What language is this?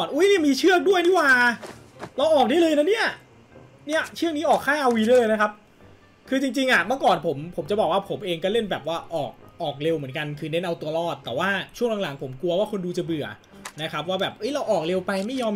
Thai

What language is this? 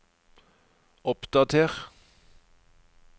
Norwegian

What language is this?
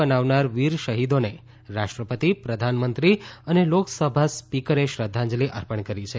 Gujarati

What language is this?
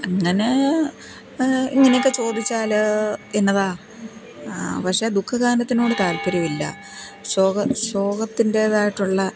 Malayalam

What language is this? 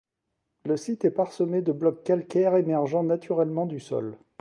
French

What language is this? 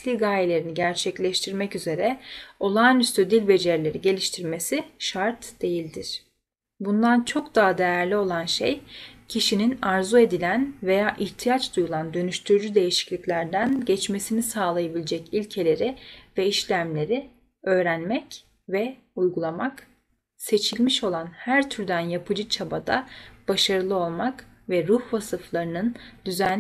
Turkish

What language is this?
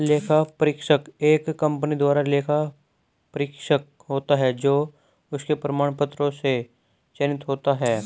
Hindi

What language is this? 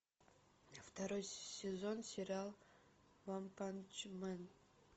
Russian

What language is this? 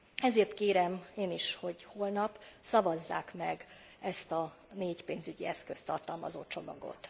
Hungarian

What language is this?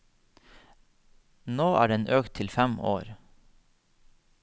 Norwegian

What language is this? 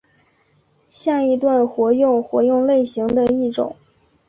Chinese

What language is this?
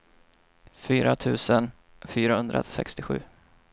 Swedish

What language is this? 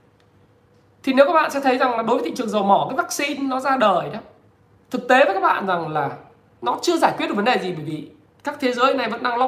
Vietnamese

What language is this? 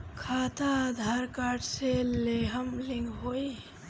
Bhojpuri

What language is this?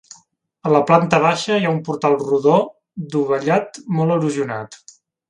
Catalan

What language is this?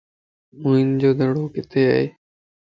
Lasi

